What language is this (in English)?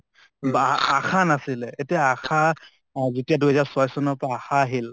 Assamese